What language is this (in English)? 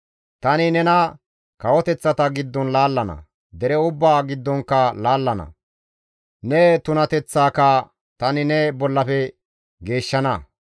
Gamo